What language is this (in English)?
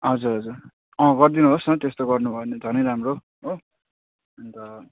Nepali